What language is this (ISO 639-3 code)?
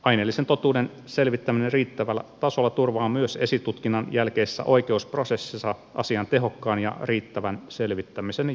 fin